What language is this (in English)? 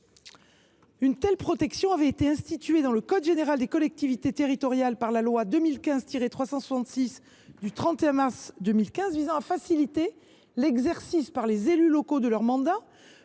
French